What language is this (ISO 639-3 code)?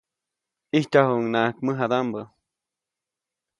zoc